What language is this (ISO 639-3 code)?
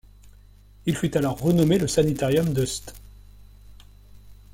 fra